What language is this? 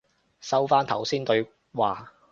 Cantonese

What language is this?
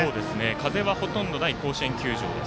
Japanese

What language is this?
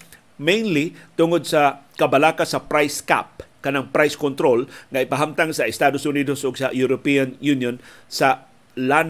Filipino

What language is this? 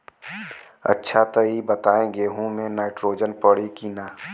Bhojpuri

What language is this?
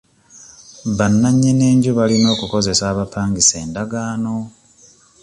Ganda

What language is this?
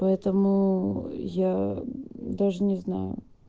Russian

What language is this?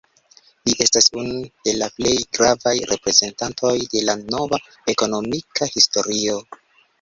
Esperanto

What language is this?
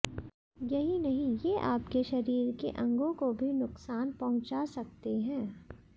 Hindi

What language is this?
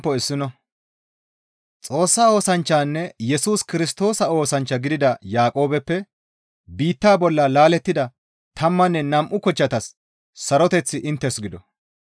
Gamo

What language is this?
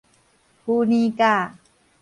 Min Nan Chinese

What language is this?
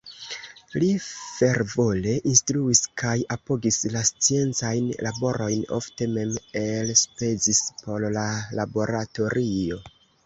Esperanto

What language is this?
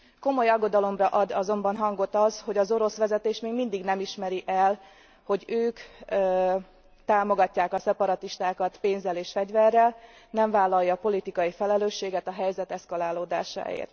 Hungarian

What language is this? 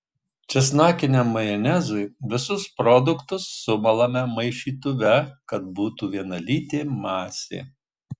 Lithuanian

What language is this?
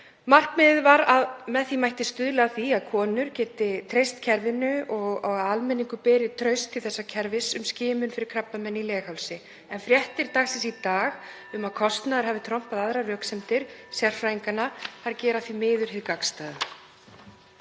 Icelandic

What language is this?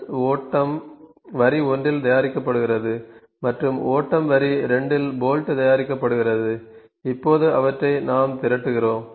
Tamil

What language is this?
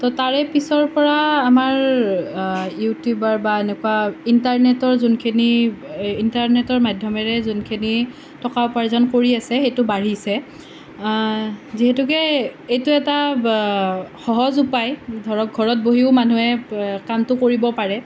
Assamese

